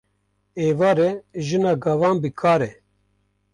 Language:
Kurdish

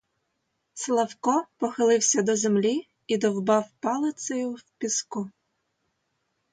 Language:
Ukrainian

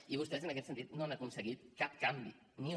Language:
Catalan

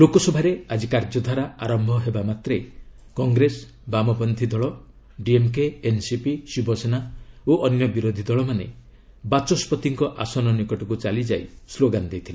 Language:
Odia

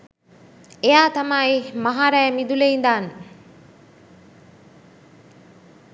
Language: Sinhala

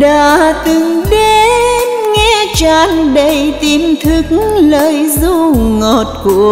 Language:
Vietnamese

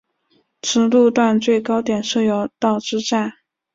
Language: Chinese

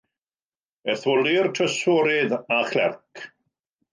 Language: Welsh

